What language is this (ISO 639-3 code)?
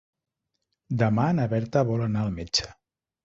cat